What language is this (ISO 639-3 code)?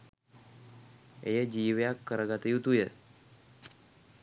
sin